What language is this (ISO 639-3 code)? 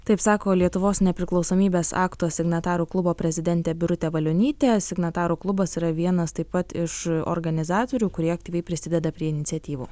lit